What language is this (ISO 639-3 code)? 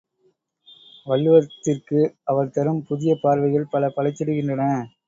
tam